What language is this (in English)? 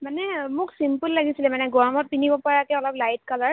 Assamese